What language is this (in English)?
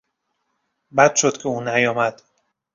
Persian